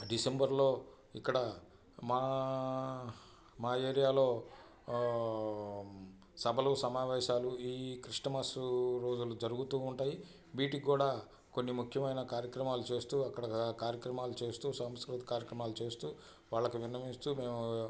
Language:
Telugu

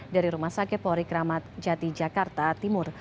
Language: Indonesian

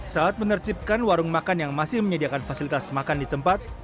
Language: Indonesian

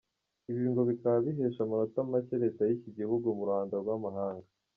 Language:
Kinyarwanda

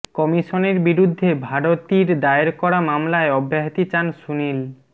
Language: Bangla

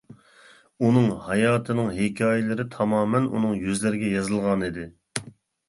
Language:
Uyghur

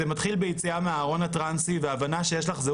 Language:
Hebrew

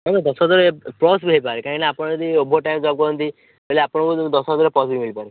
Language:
Odia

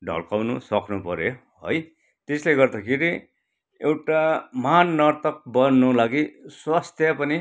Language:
Nepali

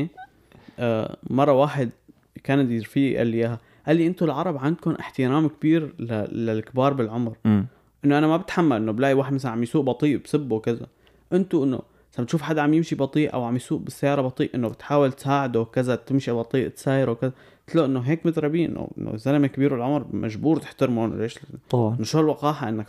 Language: Arabic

